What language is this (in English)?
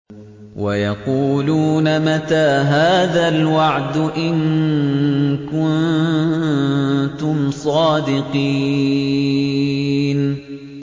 Arabic